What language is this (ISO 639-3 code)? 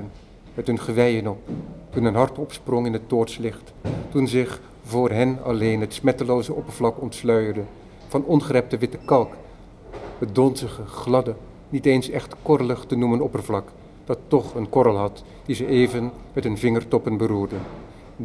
nld